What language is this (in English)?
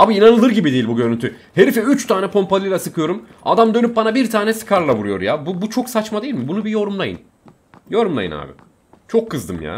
Turkish